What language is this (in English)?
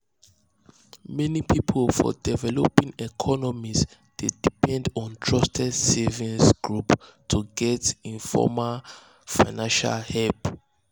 Nigerian Pidgin